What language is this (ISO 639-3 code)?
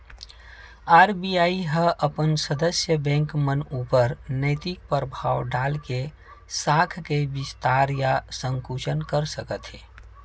hne